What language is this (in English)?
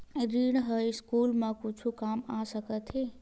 Chhattisgarhi